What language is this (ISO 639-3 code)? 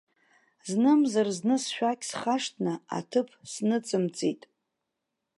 abk